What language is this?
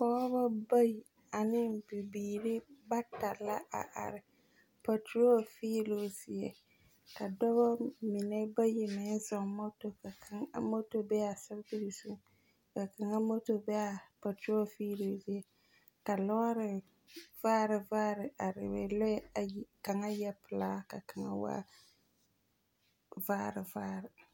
Southern Dagaare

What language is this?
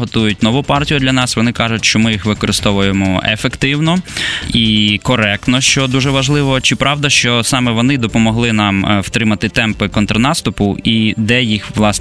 Ukrainian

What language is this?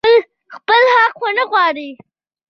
Pashto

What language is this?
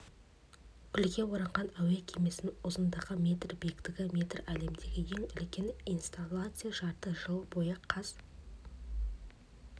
Kazakh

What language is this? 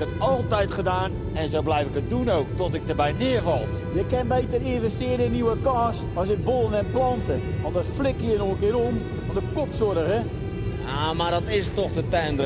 Dutch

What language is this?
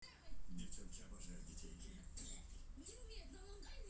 Russian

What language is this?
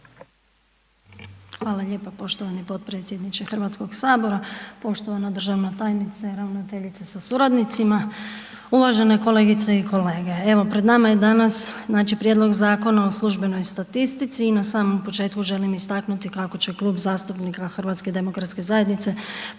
Croatian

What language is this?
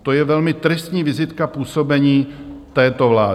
Czech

